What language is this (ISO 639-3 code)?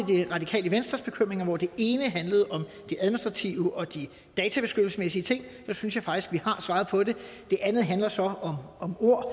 dan